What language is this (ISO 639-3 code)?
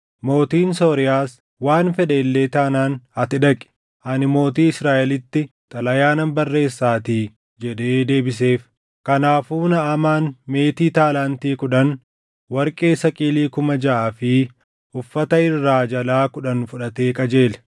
orm